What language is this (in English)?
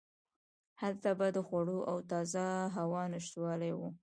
Pashto